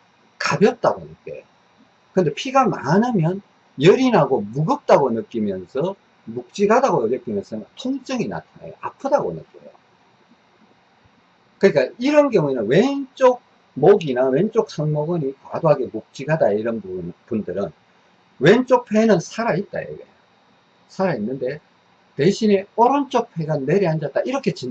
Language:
Korean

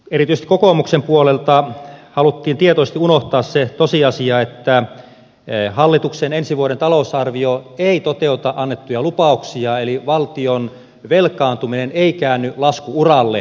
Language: Finnish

